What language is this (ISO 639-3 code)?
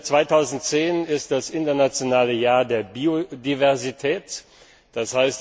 deu